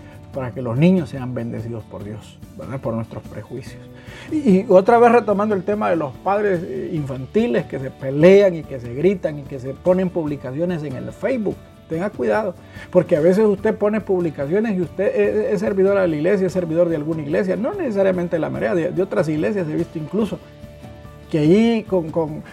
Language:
Spanish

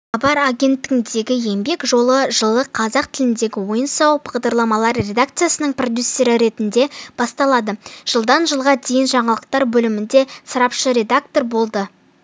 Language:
Kazakh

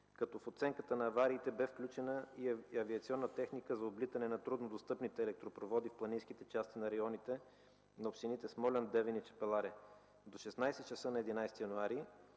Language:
Bulgarian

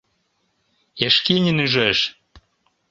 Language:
Mari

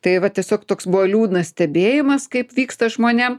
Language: Lithuanian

